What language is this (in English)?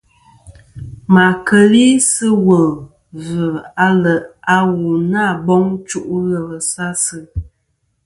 Kom